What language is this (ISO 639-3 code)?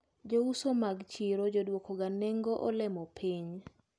luo